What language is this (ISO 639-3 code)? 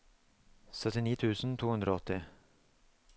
nor